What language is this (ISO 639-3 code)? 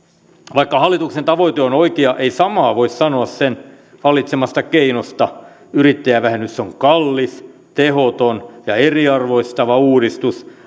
fin